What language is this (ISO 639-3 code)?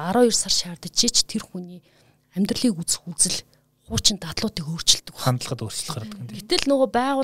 rus